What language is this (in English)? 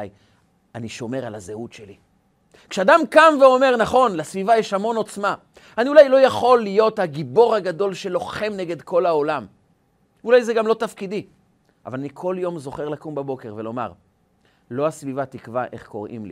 Hebrew